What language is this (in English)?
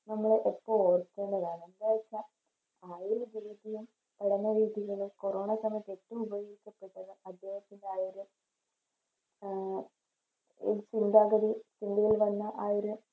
Malayalam